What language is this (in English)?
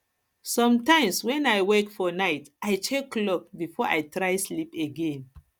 Nigerian Pidgin